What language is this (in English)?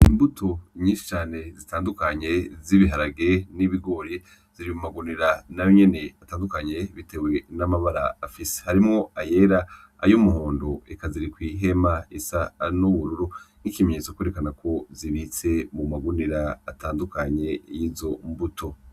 Rundi